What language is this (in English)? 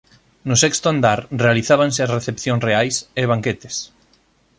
Galician